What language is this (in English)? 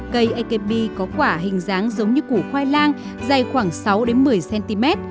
Vietnamese